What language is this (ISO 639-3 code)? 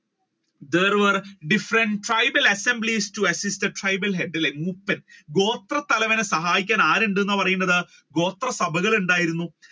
mal